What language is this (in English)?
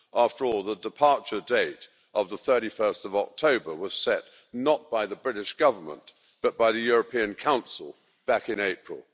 English